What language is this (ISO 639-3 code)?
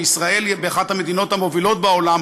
heb